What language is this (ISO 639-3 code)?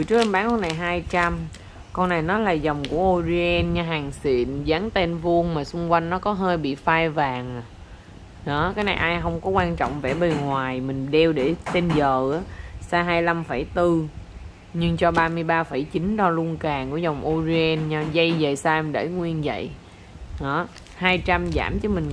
vie